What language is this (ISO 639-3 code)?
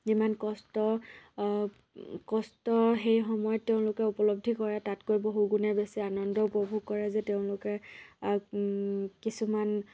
asm